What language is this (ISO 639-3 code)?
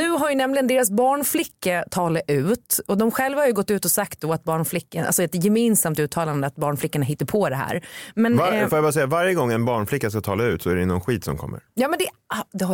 swe